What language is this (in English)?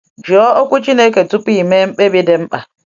Igbo